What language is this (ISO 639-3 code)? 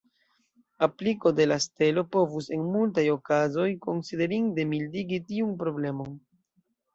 epo